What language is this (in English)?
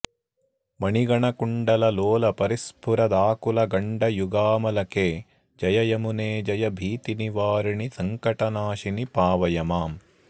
Sanskrit